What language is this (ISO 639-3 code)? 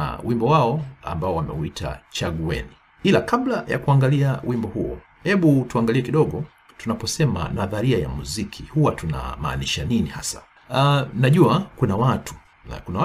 swa